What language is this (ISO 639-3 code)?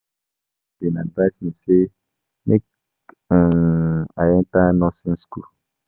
pcm